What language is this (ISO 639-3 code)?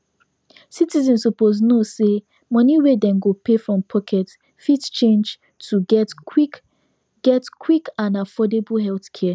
pcm